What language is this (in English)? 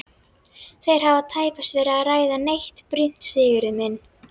Icelandic